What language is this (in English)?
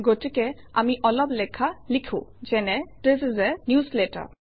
Assamese